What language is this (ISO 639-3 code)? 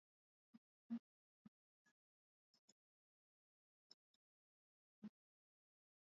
swa